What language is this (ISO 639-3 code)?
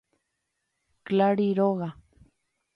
grn